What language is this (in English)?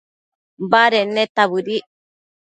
Matsés